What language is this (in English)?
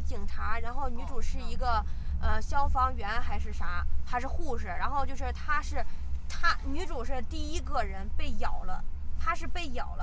Chinese